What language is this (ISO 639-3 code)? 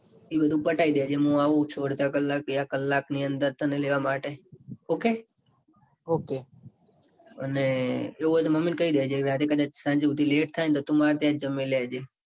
guj